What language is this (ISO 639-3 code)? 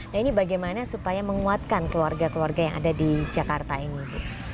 ind